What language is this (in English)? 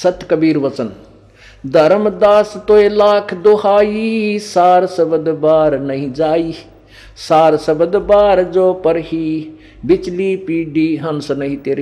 Hindi